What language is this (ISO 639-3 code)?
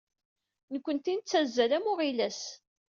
kab